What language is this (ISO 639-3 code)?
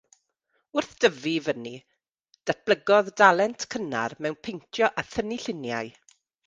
cym